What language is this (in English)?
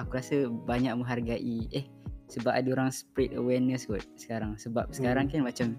Malay